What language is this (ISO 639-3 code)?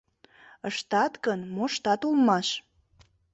chm